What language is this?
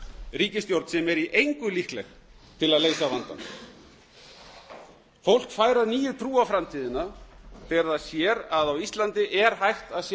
Icelandic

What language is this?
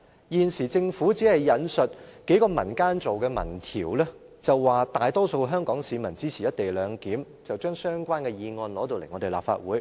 Cantonese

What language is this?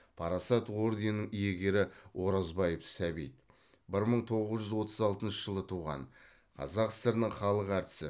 Kazakh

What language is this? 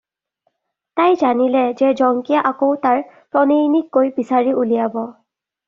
Assamese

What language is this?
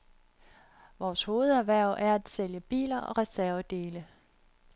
Danish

